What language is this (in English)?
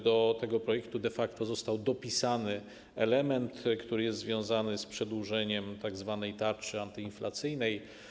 Polish